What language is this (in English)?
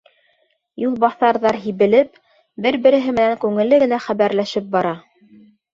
Bashkir